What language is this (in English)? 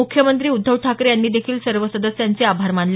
Marathi